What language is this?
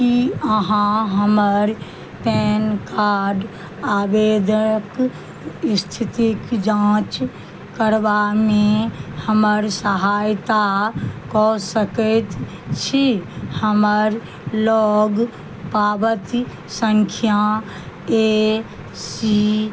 Maithili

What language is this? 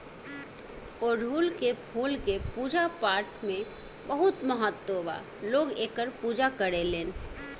Bhojpuri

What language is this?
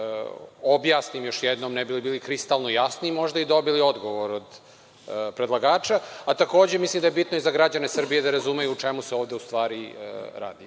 Serbian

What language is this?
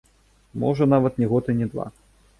Belarusian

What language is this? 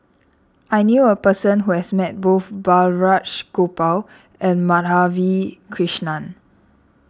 English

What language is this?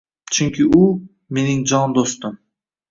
Uzbek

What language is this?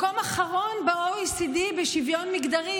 Hebrew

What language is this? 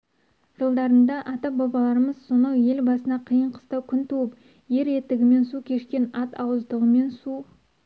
Kazakh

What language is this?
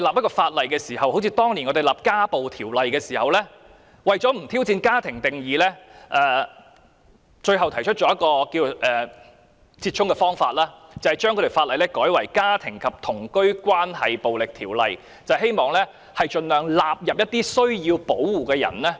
Cantonese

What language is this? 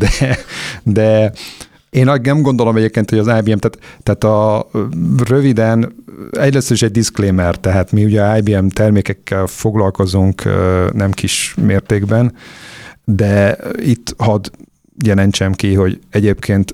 Hungarian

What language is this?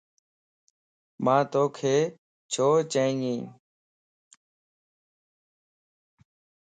Lasi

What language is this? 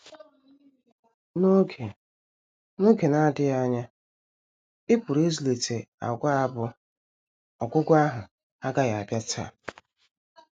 Igbo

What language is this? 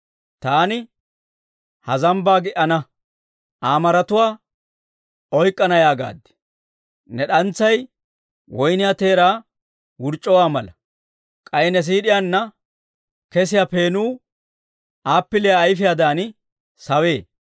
Dawro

